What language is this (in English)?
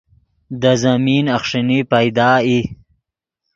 Yidgha